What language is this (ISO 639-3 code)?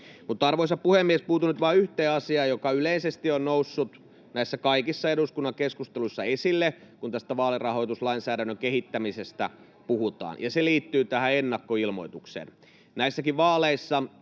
fin